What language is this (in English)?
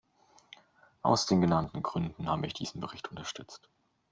German